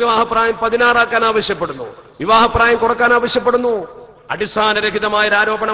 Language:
Arabic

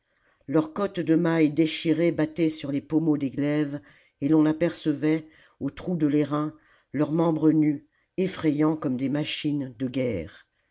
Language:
French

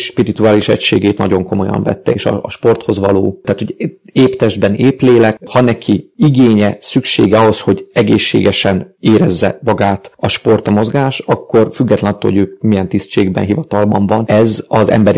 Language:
Hungarian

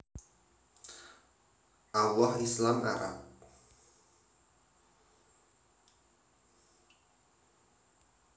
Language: Javanese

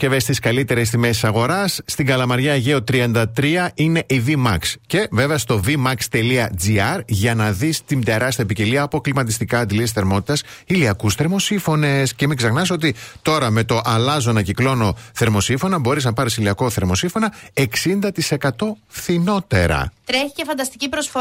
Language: Greek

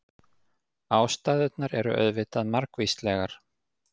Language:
Icelandic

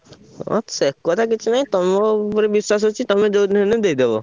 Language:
Odia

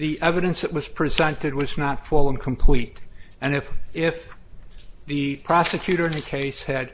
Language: English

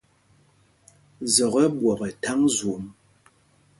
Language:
Mpumpong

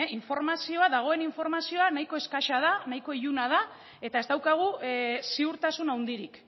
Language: Basque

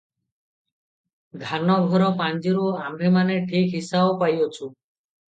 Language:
Odia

